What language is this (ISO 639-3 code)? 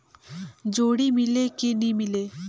hne